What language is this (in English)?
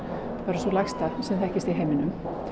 Icelandic